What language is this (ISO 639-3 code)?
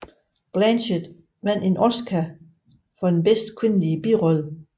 dan